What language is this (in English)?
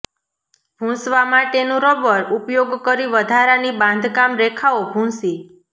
Gujarati